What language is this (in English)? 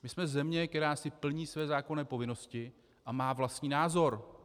Czech